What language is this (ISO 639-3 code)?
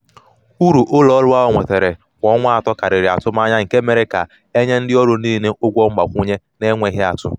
ibo